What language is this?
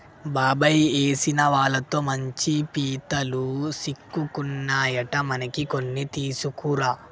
Telugu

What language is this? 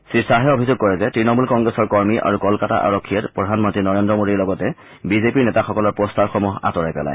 Assamese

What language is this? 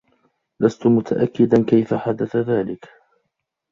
Arabic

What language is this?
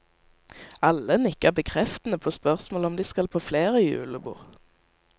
Norwegian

